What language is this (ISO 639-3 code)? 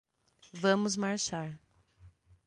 por